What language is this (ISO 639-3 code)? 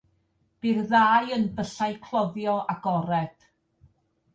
cym